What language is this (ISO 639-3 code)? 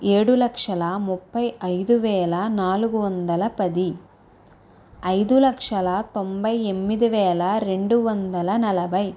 tel